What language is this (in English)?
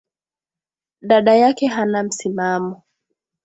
Swahili